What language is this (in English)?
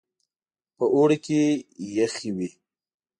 Pashto